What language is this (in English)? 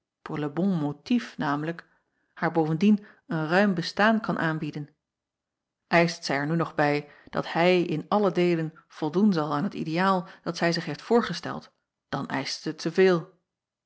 Dutch